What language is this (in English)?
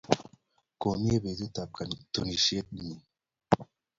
Kalenjin